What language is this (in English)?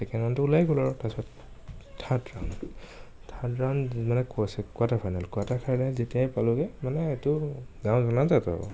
Assamese